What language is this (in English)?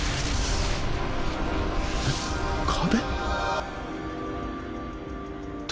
Japanese